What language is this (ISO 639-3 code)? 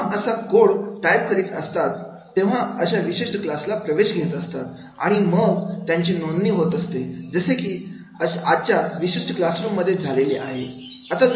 mar